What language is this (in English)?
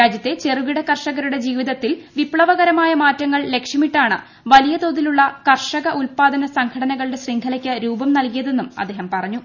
Malayalam